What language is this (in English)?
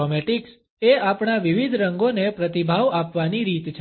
Gujarati